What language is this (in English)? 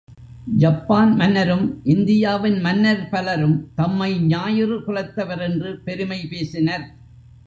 Tamil